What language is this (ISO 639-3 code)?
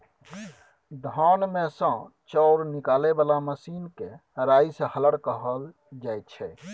mai